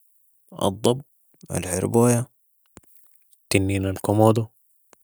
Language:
Sudanese Arabic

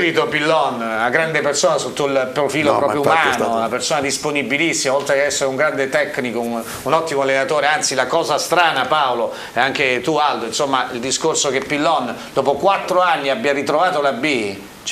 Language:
Italian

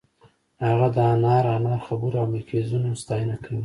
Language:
Pashto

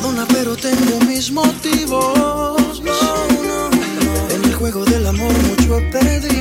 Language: Slovak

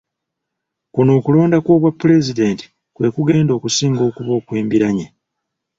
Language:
Ganda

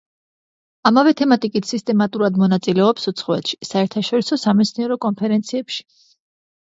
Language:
Georgian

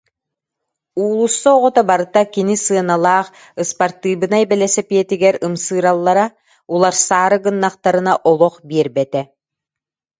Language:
Yakut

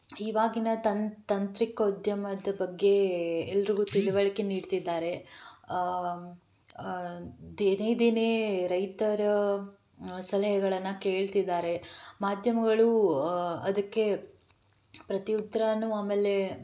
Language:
Kannada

